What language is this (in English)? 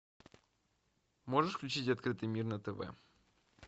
Russian